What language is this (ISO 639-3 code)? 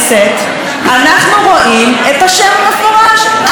heb